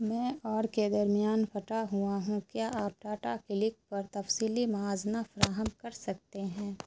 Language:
Urdu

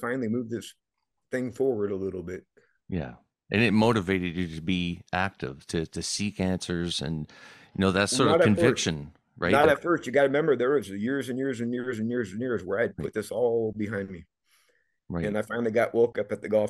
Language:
English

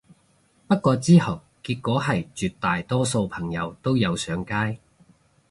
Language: Cantonese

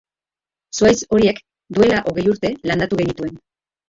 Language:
Basque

